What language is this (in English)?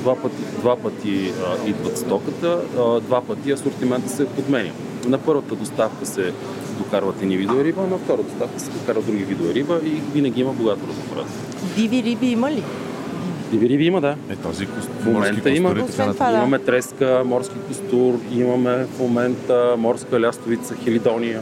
Bulgarian